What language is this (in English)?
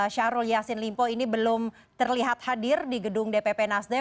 Indonesian